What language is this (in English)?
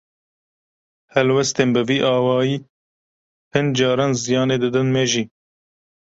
Kurdish